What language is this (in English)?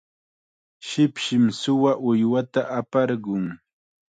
Chiquián Ancash Quechua